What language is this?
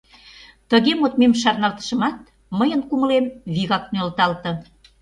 Mari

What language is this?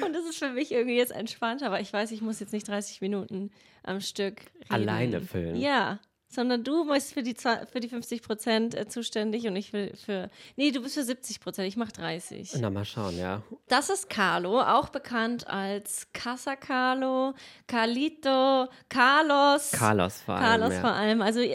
German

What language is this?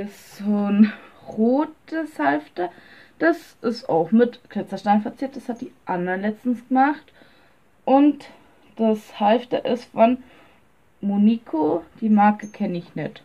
German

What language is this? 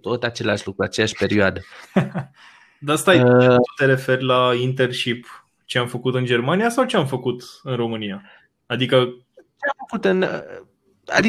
Romanian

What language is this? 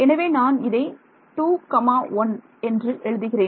Tamil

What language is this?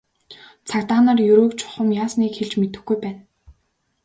Mongolian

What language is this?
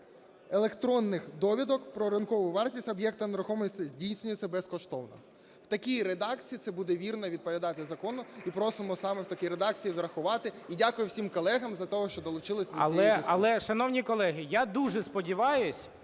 Ukrainian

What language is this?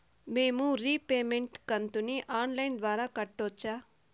Telugu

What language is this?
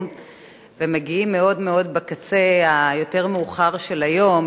Hebrew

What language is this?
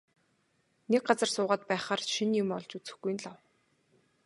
Mongolian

